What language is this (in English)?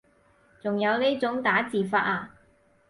Cantonese